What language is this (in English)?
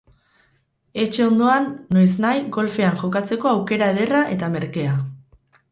Basque